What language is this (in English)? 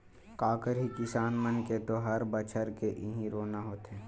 Chhattisgarhi